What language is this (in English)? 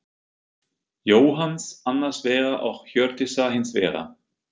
Icelandic